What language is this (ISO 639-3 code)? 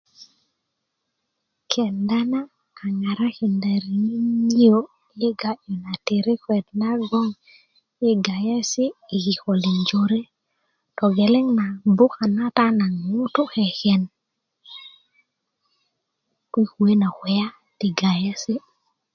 ukv